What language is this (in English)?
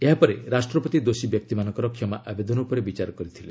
Odia